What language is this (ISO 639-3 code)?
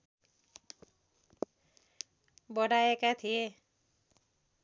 nep